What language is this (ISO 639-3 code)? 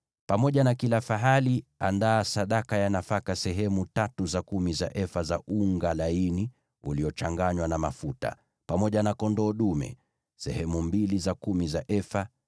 swa